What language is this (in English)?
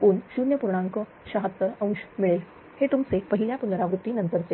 Marathi